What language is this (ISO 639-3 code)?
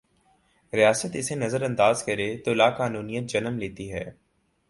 urd